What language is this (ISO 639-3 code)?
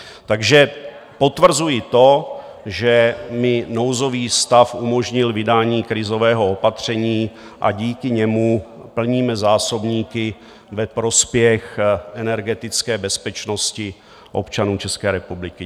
ces